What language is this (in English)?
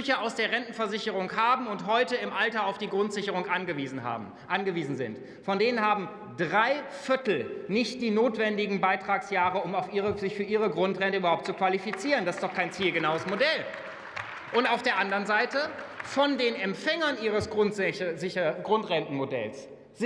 German